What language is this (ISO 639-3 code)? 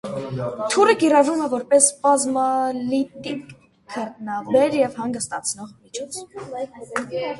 hye